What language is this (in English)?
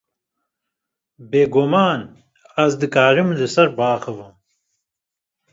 Kurdish